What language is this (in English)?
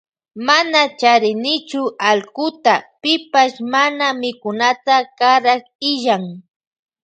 Loja Highland Quichua